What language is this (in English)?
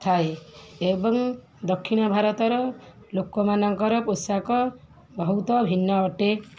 Odia